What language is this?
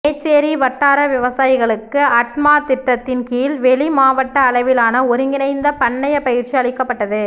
Tamil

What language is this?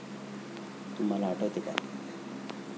Marathi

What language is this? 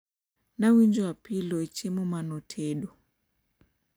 Luo (Kenya and Tanzania)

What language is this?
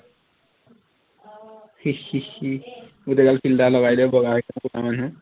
Assamese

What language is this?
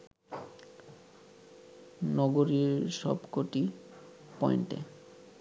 Bangla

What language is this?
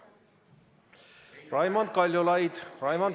Estonian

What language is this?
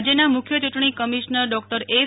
Gujarati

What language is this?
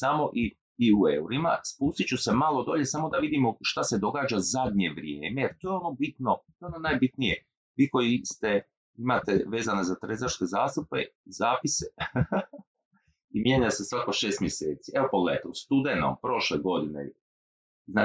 Croatian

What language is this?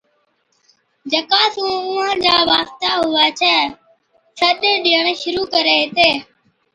Od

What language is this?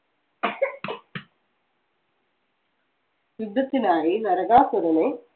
Malayalam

